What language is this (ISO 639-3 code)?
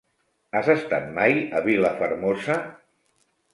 cat